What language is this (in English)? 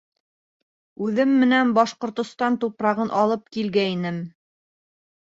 Bashkir